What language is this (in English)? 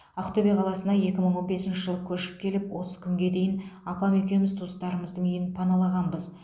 Kazakh